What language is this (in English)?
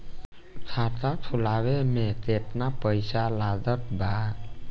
Bhojpuri